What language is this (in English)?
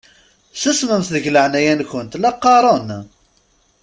Kabyle